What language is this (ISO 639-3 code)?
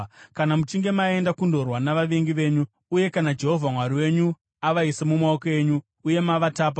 sna